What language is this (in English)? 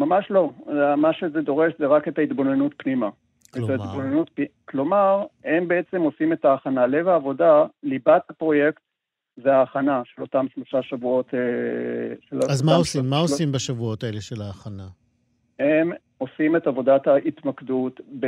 Hebrew